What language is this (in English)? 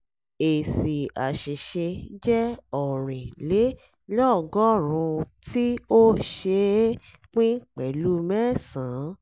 Yoruba